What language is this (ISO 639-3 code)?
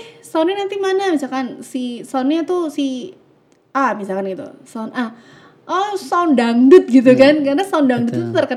ind